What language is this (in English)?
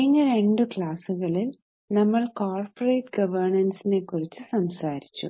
Malayalam